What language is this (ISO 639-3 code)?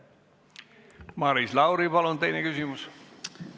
est